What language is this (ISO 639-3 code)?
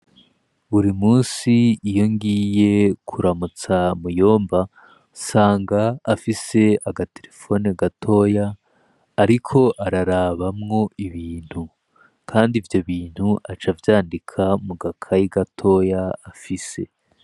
run